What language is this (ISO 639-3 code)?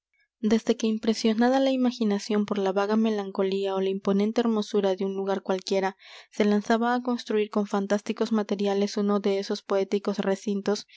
spa